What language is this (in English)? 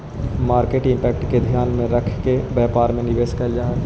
Magahi